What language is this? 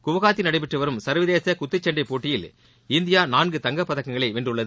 Tamil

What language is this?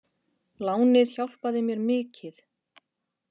Icelandic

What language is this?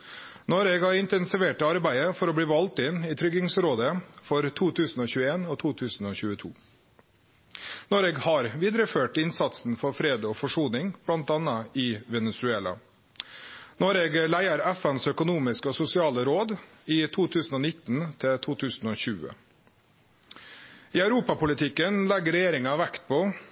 Norwegian Nynorsk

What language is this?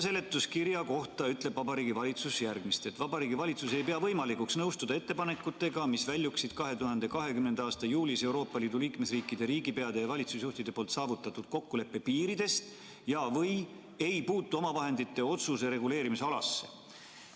Estonian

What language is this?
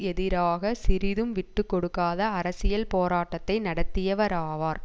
Tamil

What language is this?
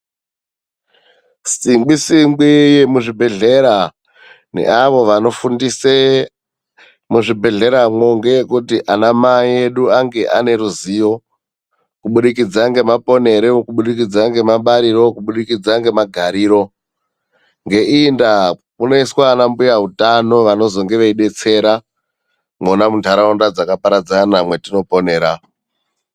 Ndau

